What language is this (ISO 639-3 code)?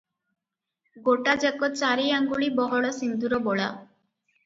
ori